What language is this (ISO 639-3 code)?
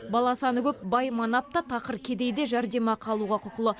kaz